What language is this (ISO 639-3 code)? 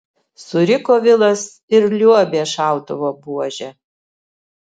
lit